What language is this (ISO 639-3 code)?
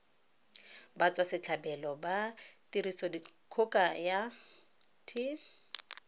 tsn